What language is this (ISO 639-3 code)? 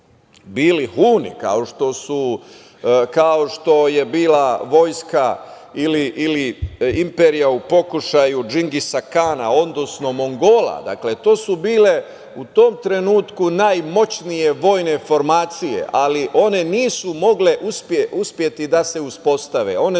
srp